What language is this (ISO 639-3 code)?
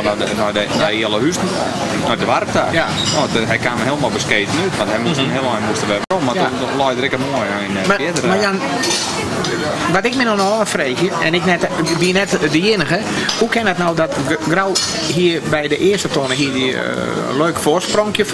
nld